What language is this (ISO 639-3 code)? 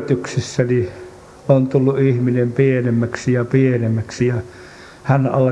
fin